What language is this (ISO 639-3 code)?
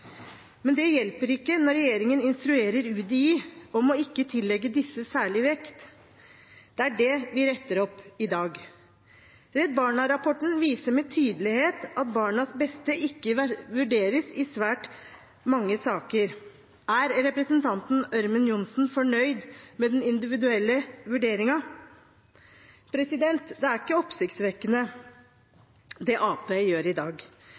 nob